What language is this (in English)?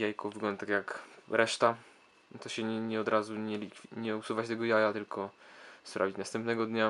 Polish